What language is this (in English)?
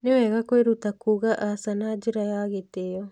Kikuyu